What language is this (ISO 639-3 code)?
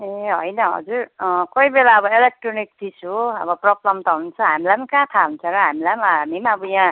nep